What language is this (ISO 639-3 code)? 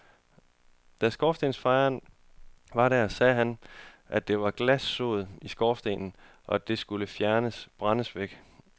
dan